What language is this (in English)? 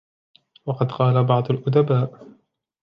Arabic